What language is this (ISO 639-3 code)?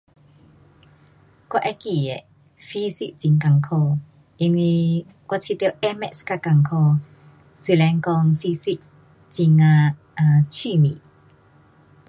cpx